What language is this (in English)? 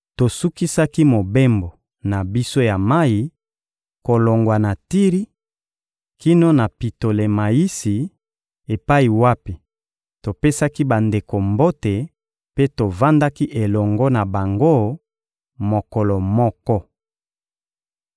Lingala